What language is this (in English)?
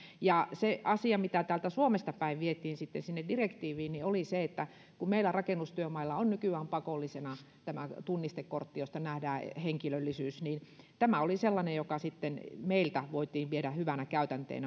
Finnish